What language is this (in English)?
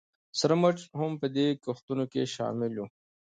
Pashto